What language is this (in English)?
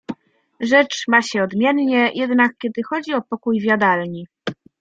Polish